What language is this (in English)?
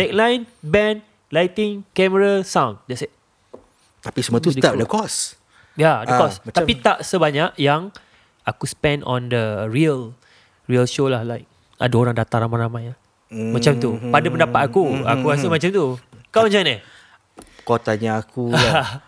Malay